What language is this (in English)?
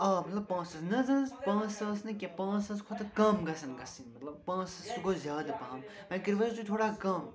Kashmiri